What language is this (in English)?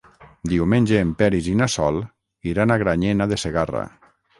Catalan